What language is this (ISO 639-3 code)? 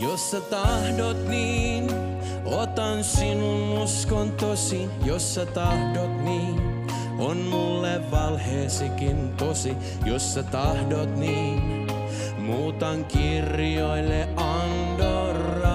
fin